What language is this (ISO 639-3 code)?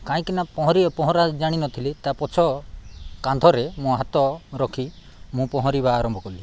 ori